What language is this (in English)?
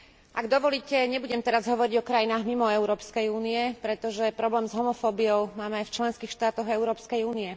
Slovak